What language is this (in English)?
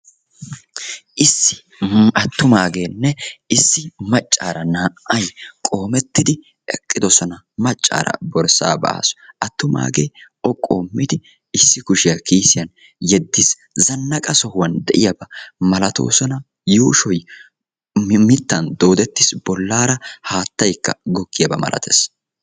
Wolaytta